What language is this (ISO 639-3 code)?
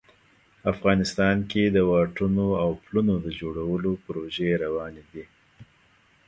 pus